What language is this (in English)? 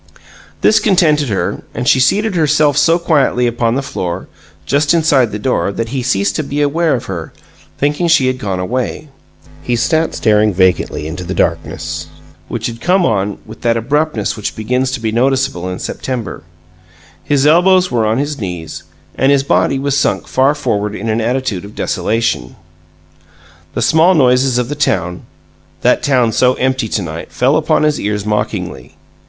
English